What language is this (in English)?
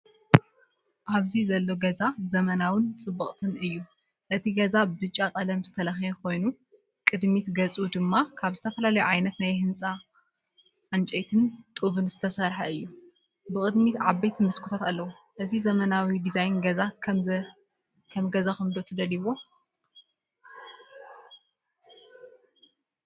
Tigrinya